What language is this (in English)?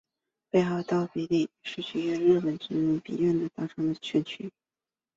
Chinese